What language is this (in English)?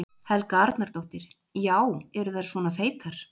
Icelandic